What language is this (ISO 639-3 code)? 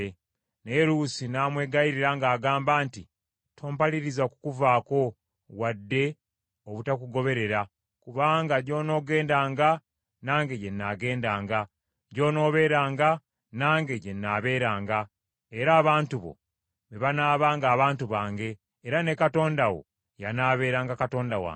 lug